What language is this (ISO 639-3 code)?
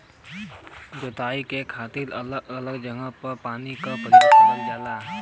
bho